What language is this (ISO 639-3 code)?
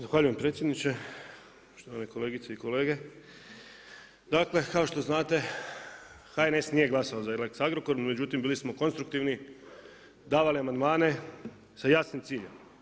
hrv